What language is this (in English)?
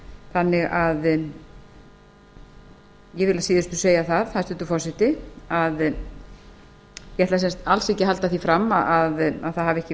Icelandic